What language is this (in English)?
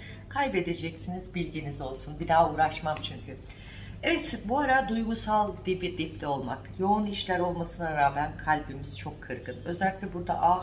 Turkish